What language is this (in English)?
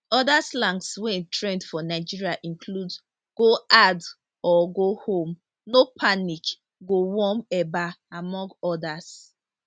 Nigerian Pidgin